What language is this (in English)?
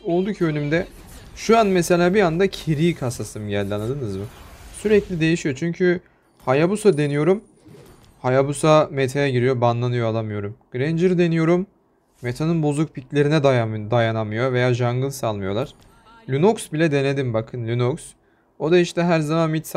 Turkish